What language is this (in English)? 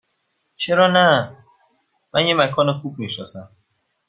Persian